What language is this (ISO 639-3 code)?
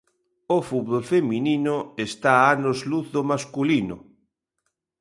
glg